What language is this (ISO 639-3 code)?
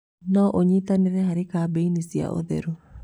kik